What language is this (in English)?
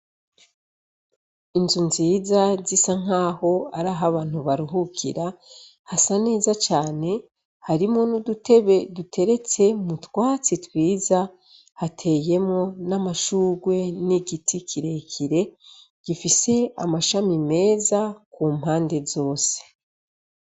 Rundi